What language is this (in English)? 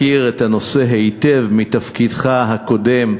Hebrew